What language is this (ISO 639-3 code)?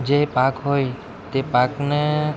guj